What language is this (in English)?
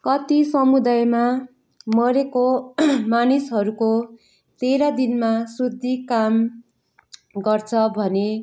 Nepali